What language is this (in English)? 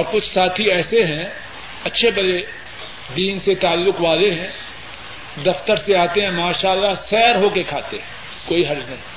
Urdu